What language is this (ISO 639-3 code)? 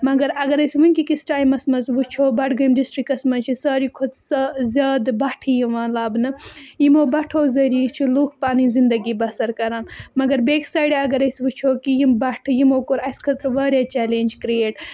kas